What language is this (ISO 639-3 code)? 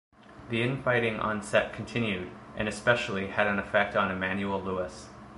eng